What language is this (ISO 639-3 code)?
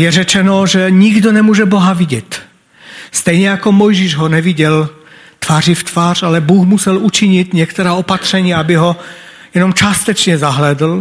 ces